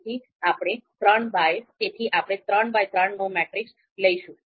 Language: Gujarati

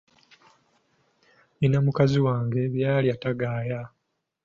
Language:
Ganda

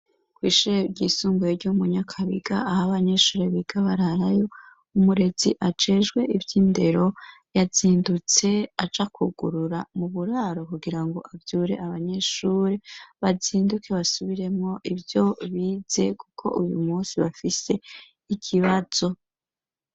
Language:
Rundi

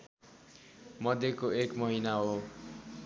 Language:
Nepali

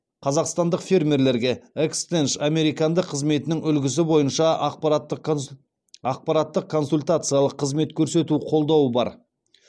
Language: Kazakh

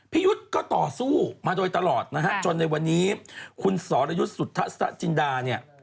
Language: Thai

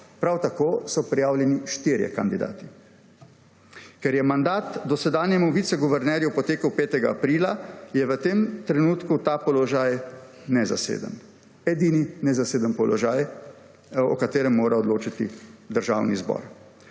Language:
Slovenian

